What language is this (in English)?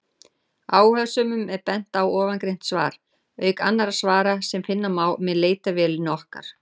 Icelandic